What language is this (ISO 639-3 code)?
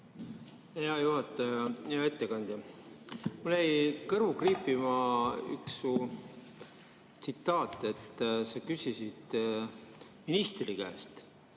est